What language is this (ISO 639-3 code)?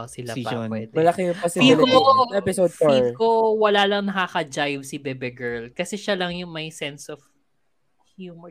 fil